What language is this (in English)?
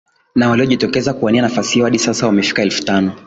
Swahili